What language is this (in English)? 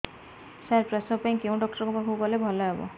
Odia